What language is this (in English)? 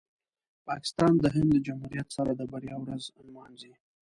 Pashto